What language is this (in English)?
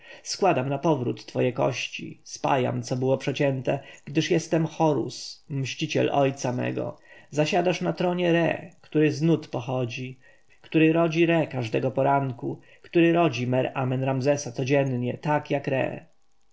Polish